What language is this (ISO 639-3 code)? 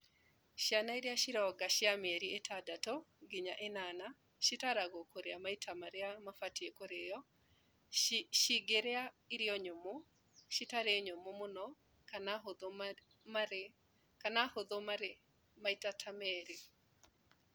kik